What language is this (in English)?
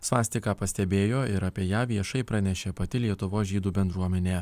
Lithuanian